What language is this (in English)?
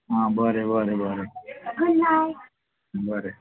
Konkani